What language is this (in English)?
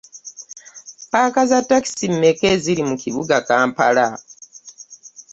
Ganda